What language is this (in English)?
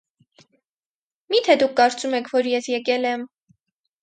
Armenian